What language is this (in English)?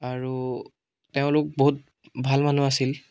Assamese